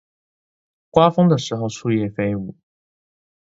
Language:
Chinese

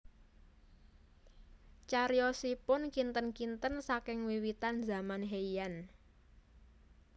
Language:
Javanese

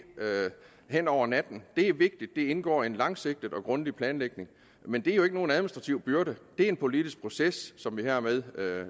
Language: Danish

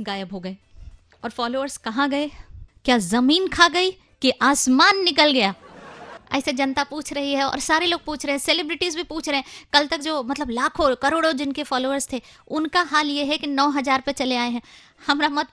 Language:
Hindi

